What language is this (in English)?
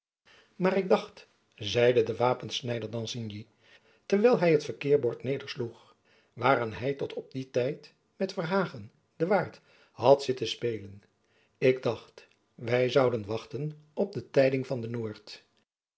Dutch